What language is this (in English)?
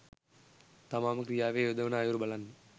Sinhala